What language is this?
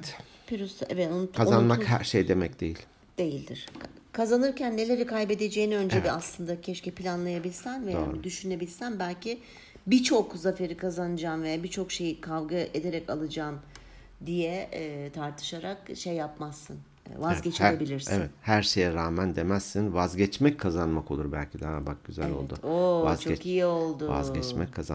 Turkish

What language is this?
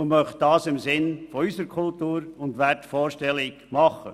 Swiss German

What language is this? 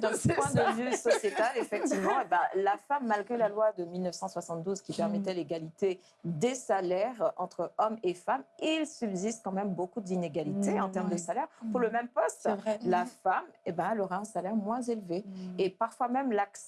French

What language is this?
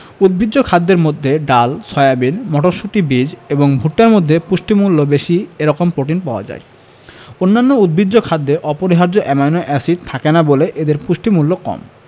Bangla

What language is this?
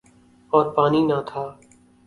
Urdu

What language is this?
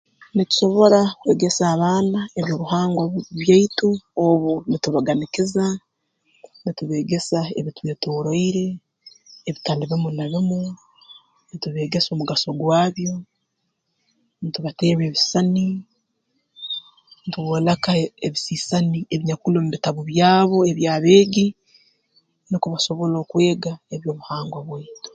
Tooro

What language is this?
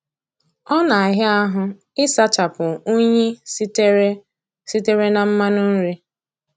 Igbo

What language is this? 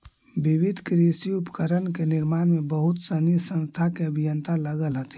Magahi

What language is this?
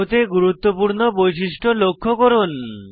Bangla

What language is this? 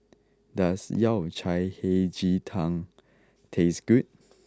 English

